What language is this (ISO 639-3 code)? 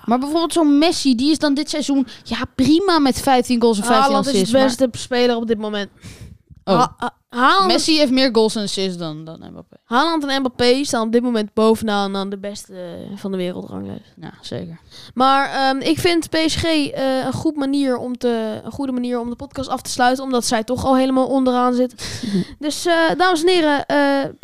nld